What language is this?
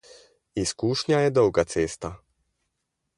Slovenian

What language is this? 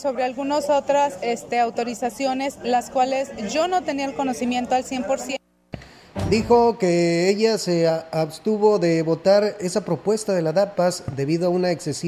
Spanish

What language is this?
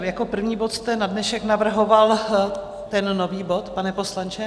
Czech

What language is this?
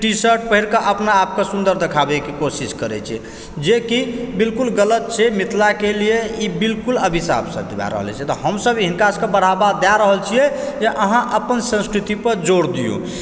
Maithili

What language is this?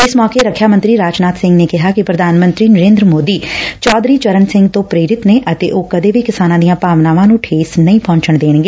Punjabi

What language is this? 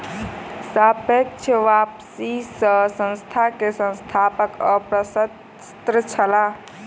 Maithili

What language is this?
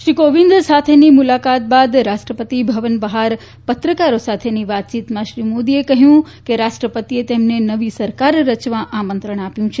Gujarati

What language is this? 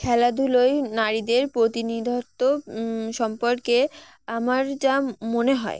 Bangla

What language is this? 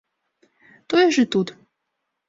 Belarusian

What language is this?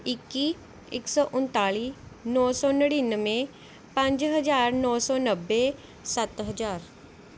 Punjabi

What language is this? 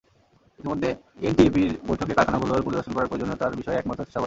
Bangla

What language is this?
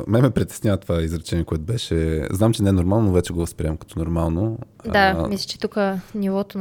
Bulgarian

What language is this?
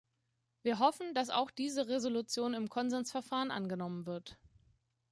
German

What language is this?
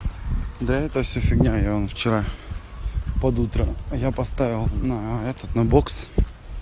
Russian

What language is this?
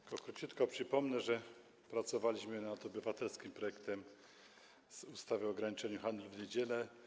Polish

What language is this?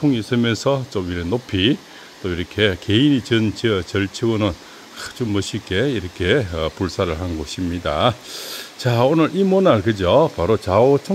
Korean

